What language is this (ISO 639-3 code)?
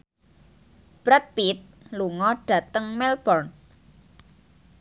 jav